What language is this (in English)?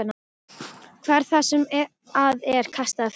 Icelandic